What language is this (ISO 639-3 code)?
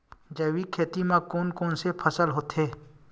hne